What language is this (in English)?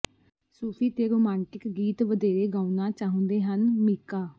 Punjabi